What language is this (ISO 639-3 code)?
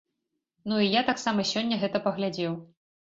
bel